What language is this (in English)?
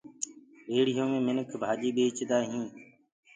Gurgula